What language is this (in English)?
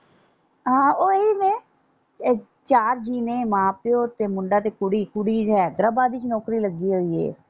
Punjabi